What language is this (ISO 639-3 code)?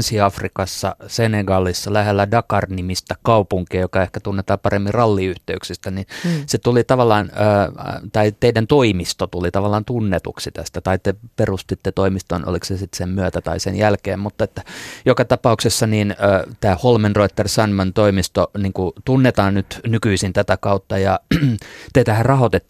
fin